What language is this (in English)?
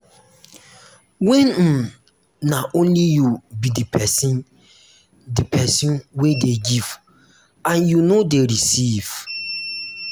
Nigerian Pidgin